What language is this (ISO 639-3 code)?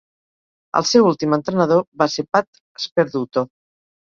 cat